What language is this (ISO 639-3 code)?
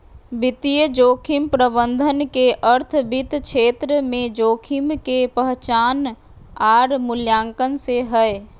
mag